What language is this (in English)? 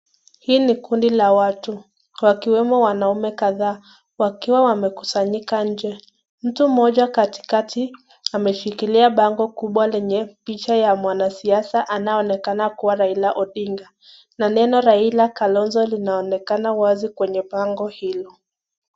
Swahili